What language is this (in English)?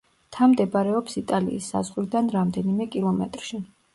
Georgian